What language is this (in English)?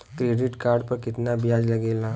Bhojpuri